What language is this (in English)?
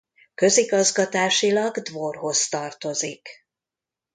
Hungarian